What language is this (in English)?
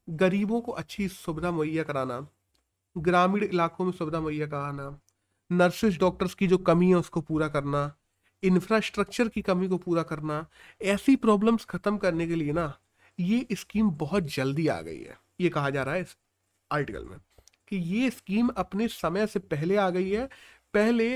Hindi